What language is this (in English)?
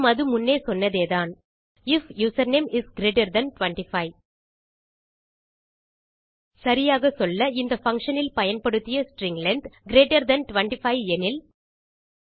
Tamil